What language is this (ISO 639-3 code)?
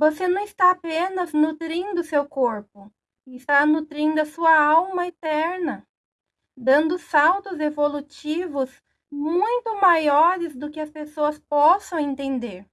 por